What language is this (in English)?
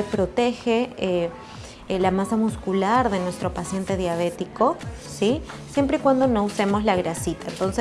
Spanish